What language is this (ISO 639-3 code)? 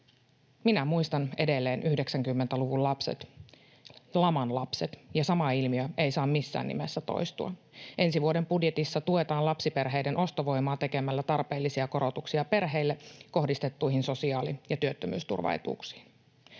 fin